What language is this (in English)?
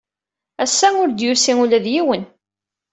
Kabyle